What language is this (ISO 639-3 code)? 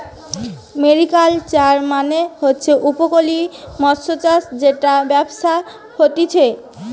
ben